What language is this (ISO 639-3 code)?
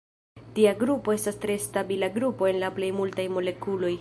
epo